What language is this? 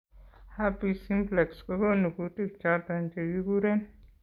Kalenjin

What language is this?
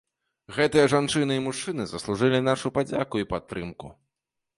Belarusian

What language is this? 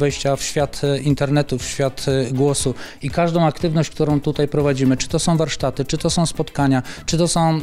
Polish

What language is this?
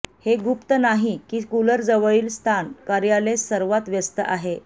Marathi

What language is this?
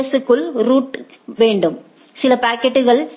Tamil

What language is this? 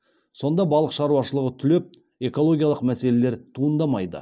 Kazakh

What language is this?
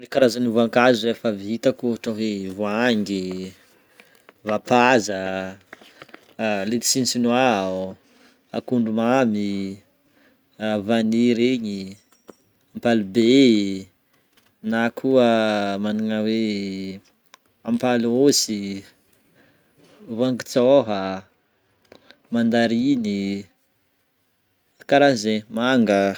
Northern Betsimisaraka Malagasy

